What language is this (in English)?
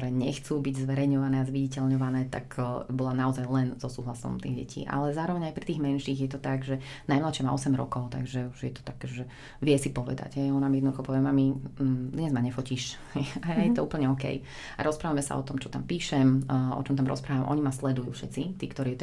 Slovak